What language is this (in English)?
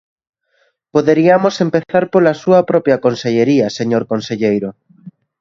Galician